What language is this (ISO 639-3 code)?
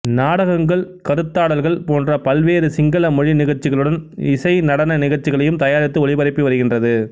tam